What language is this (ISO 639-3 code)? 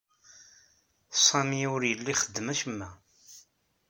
kab